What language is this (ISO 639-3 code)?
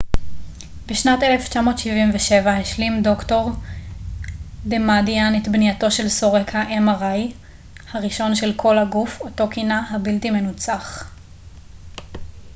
heb